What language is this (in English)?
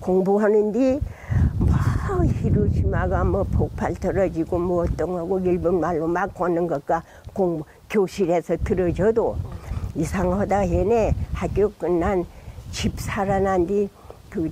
Korean